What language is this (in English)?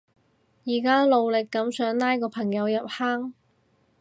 Cantonese